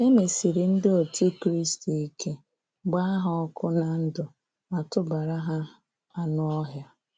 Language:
Igbo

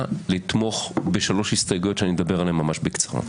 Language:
Hebrew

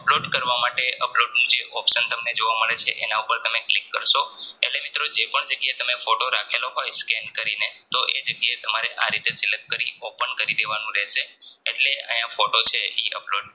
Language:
Gujarati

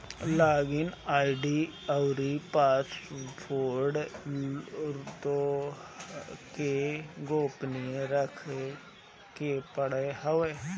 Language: Bhojpuri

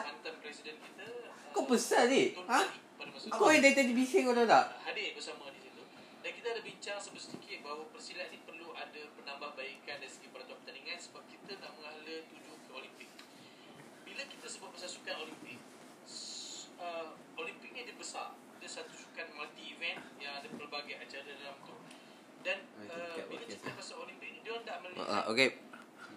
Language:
Malay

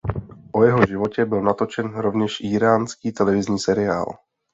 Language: Czech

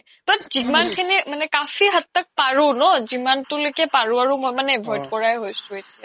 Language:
Assamese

